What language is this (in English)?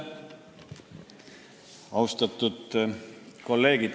Estonian